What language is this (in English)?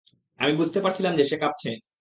Bangla